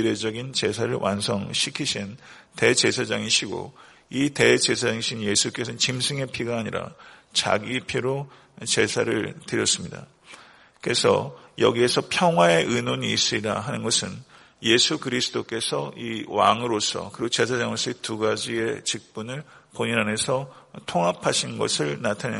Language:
Korean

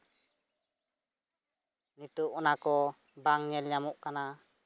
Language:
Santali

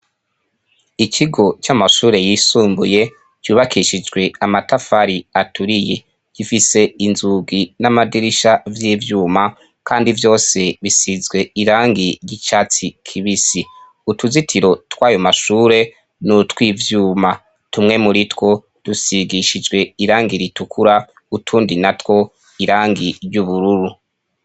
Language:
Rundi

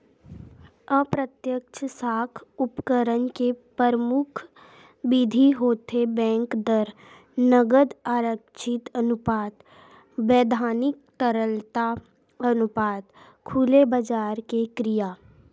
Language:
Chhattisgarhi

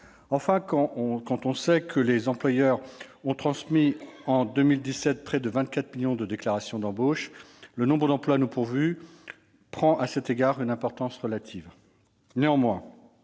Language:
French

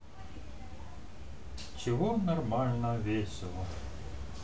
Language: Russian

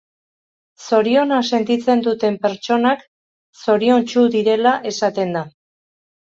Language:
Basque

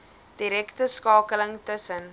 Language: Afrikaans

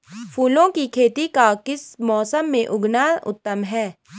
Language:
Hindi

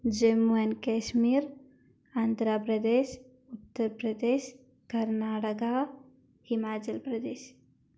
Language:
Malayalam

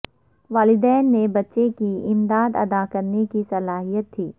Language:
Urdu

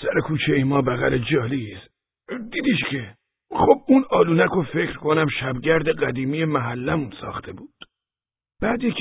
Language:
Persian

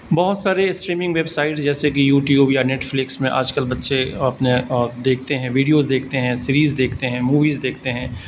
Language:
Urdu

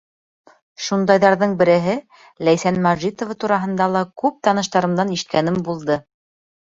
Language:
Bashkir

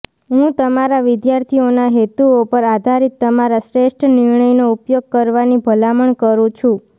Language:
Gujarati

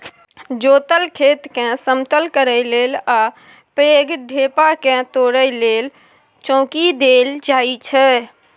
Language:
Maithili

